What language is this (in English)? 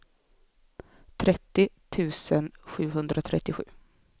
Swedish